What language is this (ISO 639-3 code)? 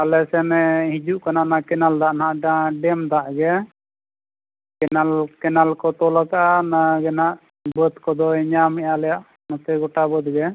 sat